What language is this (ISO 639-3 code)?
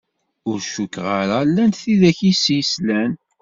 kab